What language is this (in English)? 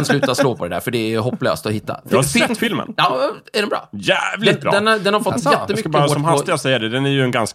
Swedish